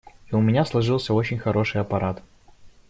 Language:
Russian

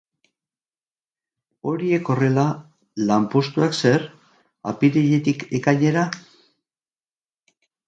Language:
Basque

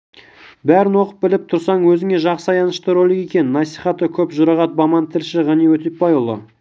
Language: Kazakh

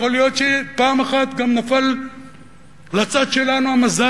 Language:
Hebrew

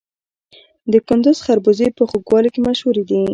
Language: Pashto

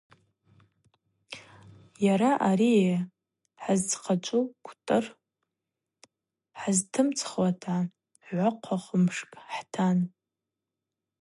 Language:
Abaza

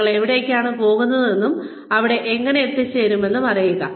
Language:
Malayalam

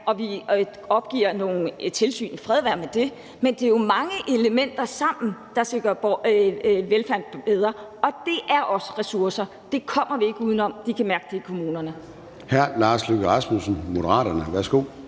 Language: Danish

